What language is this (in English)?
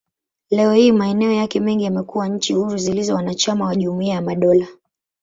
Swahili